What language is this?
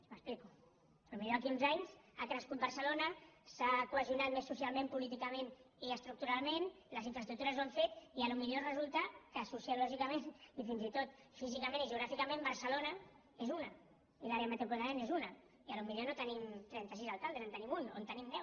Catalan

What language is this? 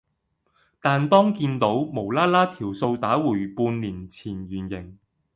Cantonese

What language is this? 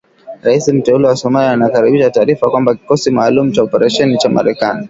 Swahili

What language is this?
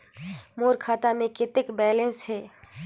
Chhattisgarhi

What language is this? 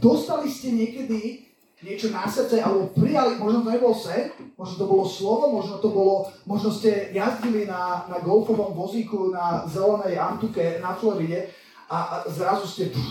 Slovak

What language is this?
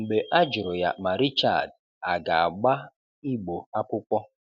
Igbo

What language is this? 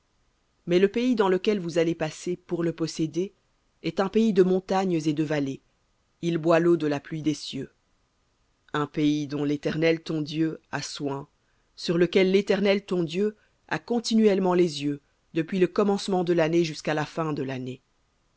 French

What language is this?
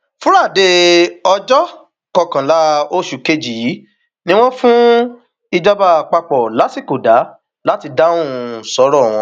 Yoruba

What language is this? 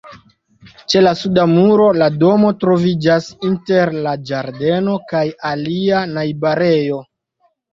Esperanto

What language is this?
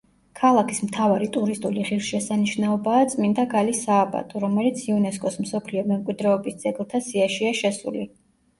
Georgian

